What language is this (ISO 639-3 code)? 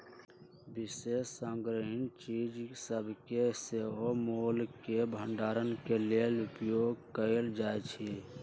mag